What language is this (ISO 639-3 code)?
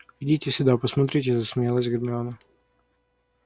rus